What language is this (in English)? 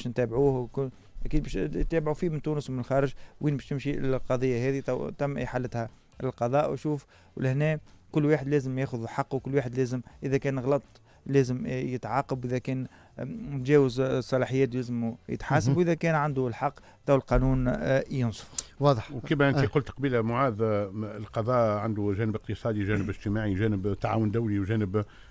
Arabic